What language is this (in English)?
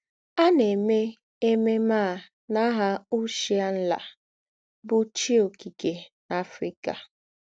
Igbo